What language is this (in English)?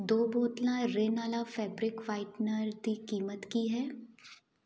Punjabi